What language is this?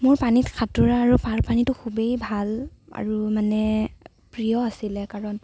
Assamese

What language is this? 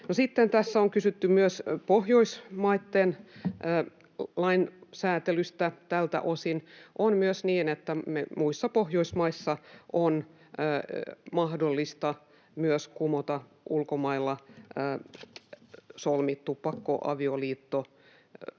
Finnish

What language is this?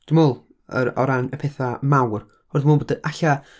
Welsh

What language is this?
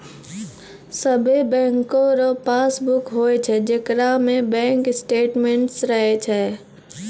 Maithili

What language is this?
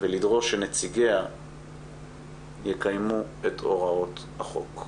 Hebrew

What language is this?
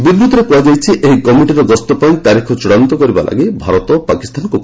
Odia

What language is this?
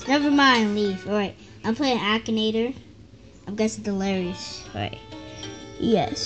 English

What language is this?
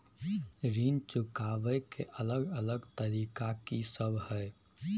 Maithili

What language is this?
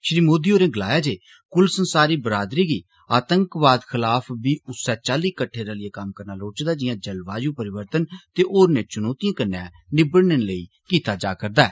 Dogri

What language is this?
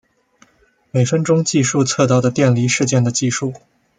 Chinese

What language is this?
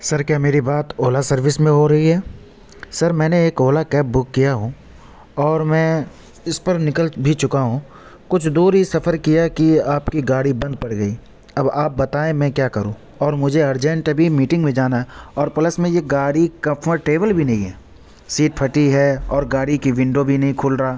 Urdu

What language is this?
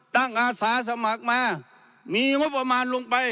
Thai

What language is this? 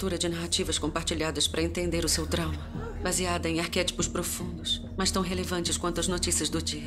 Portuguese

